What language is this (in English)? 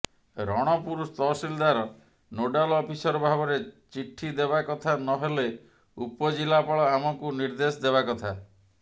Odia